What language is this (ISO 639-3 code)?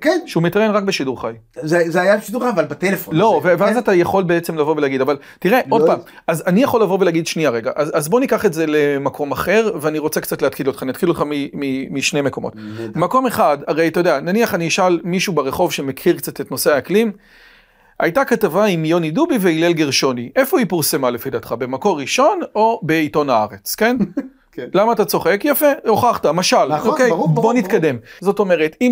heb